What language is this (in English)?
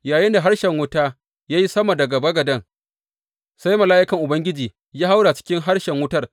Hausa